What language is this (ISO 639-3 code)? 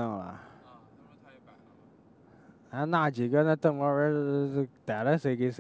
zho